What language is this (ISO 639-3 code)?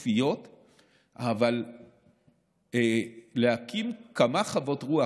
heb